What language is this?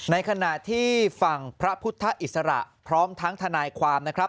Thai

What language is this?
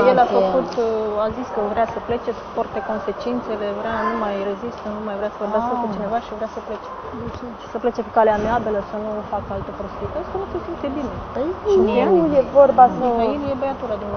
Romanian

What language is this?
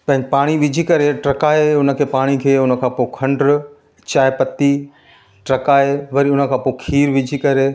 Sindhi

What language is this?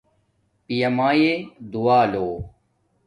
Domaaki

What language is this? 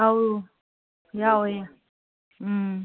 Manipuri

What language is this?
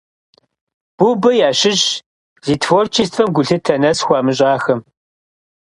Kabardian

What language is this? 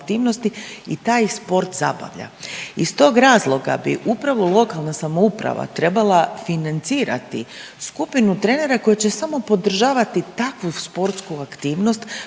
Croatian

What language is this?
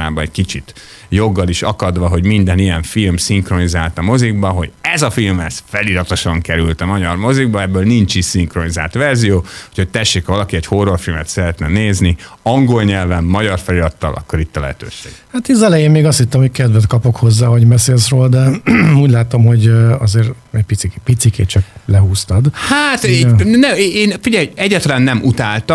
Hungarian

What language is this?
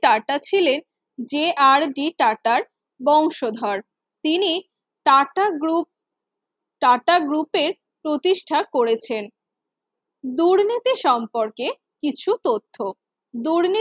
Bangla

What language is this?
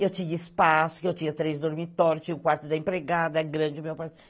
Portuguese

